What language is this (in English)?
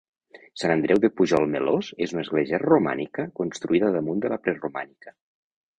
Catalan